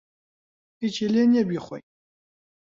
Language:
Central Kurdish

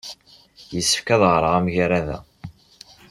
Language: Kabyle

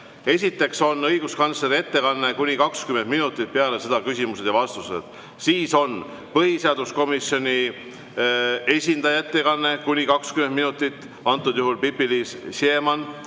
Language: Estonian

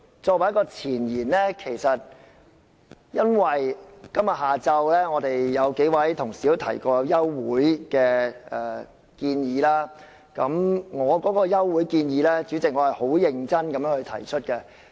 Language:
Cantonese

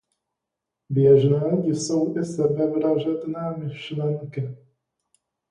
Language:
Czech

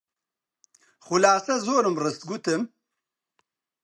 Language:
Central Kurdish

